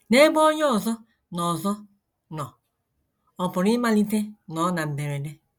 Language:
Igbo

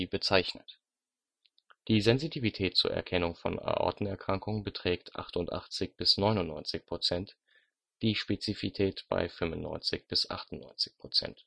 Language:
German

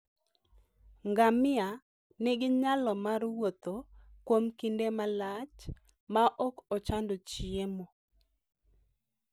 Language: Luo (Kenya and Tanzania)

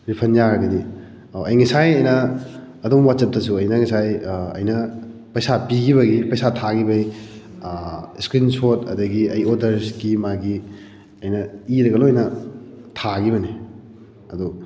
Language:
Manipuri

